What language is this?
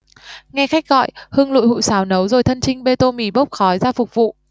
Vietnamese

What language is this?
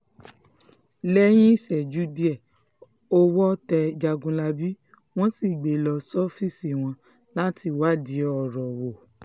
Yoruba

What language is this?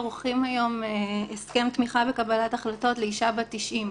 Hebrew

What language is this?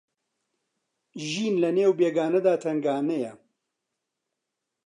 Central Kurdish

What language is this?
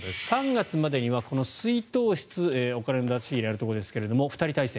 Japanese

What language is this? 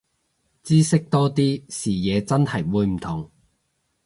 Cantonese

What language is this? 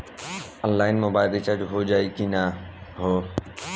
Bhojpuri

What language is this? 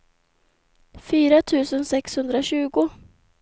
Swedish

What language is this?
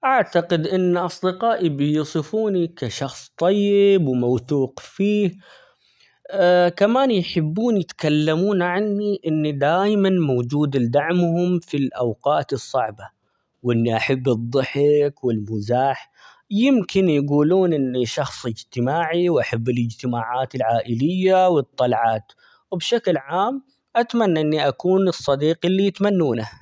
Omani Arabic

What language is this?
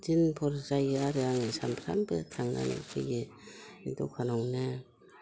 Bodo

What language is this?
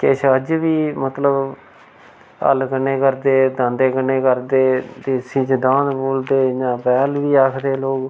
Dogri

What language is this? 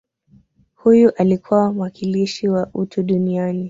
Swahili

